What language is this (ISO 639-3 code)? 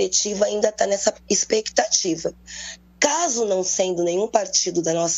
por